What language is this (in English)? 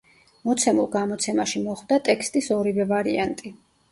Georgian